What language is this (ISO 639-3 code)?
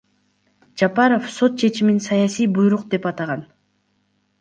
kir